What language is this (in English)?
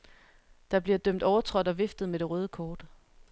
Danish